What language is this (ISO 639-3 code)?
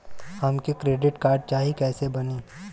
bho